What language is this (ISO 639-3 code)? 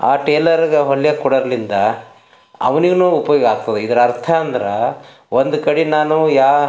kan